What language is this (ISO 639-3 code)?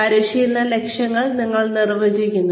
mal